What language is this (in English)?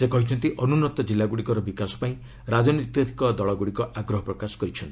Odia